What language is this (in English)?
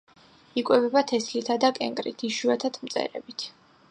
Georgian